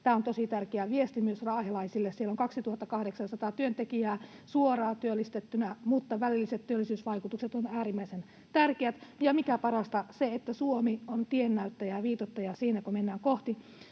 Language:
Finnish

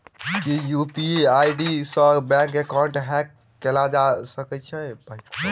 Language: Maithili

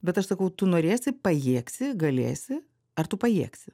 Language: Lithuanian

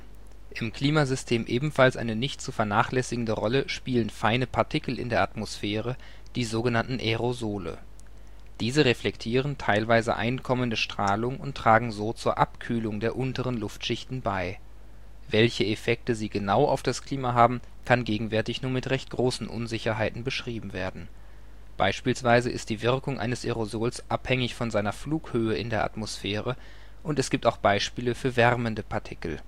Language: German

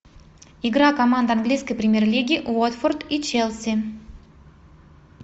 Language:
Russian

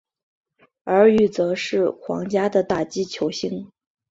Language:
Chinese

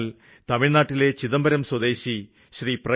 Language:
Malayalam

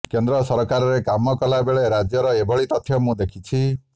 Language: Odia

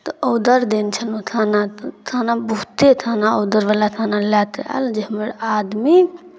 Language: Maithili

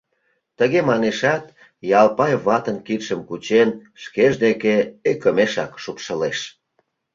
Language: Mari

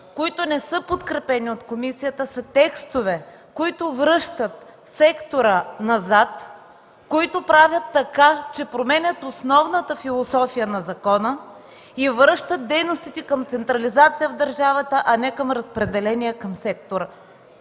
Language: Bulgarian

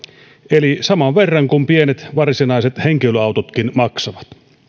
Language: Finnish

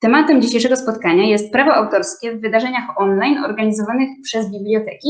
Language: Polish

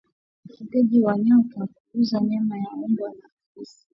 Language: Swahili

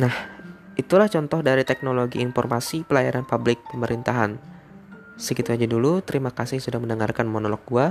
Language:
Indonesian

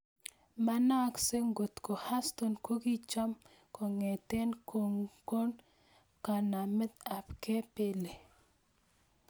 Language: Kalenjin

